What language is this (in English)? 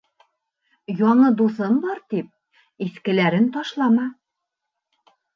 Bashkir